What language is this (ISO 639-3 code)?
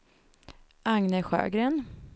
swe